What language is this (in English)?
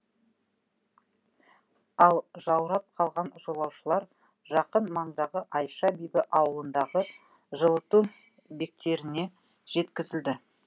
Kazakh